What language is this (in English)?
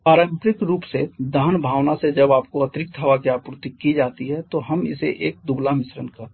Hindi